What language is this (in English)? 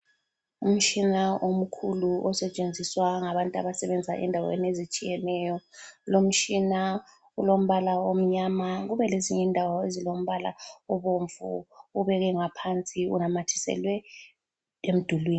North Ndebele